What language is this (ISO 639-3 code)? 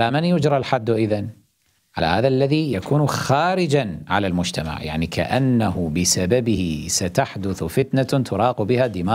ara